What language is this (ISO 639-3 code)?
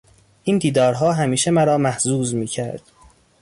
fas